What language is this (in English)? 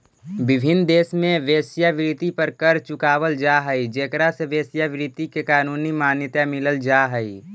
Magahi